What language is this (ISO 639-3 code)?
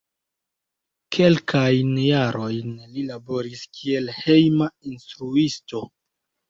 epo